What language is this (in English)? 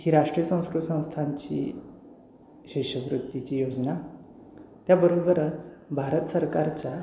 Marathi